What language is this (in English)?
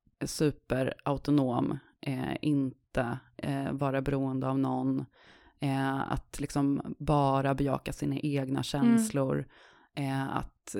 Swedish